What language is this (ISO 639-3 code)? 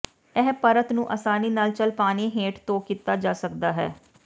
pan